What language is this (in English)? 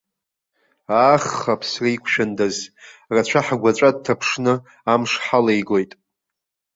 Abkhazian